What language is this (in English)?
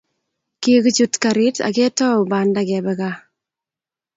Kalenjin